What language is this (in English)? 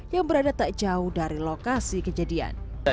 Indonesian